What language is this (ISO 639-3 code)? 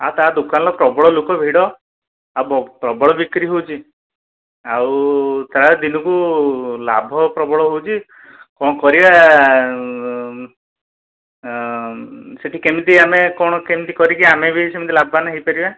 ori